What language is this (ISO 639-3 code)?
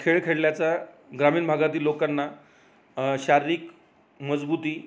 mar